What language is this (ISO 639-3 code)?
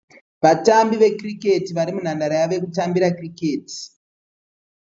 sna